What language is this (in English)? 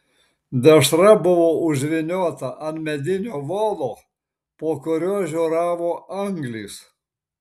Lithuanian